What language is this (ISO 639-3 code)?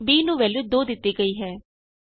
pan